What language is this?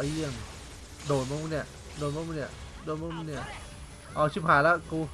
Thai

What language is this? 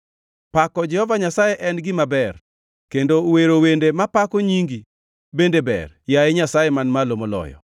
Luo (Kenya and Tanzania)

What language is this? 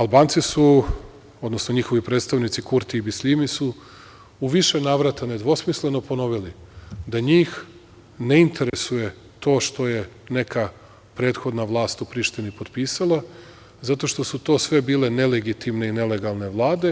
Serbian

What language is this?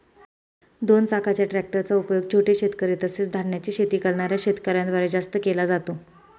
Marathi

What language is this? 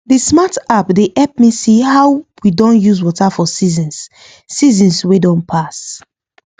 Nigerian Pidgin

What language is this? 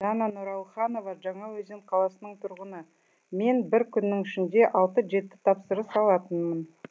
Kazakh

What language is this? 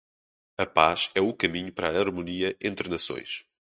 Portuguese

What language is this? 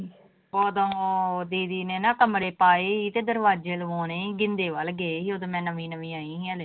Punjabi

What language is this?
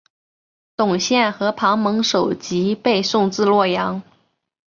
Chinese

